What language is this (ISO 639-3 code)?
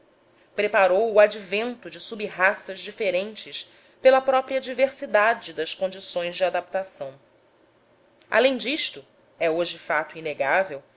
por